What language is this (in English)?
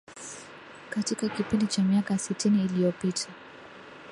Swahili